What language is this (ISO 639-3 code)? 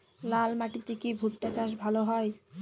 ben